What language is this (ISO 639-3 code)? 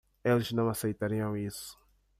por